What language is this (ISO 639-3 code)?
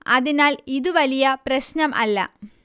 mal